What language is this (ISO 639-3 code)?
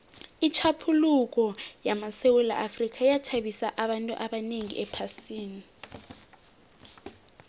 nbl